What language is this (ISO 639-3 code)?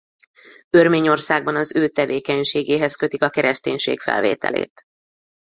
hun